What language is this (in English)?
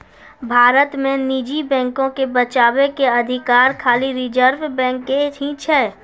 Maithili